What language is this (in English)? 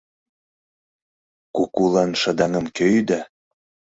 Mari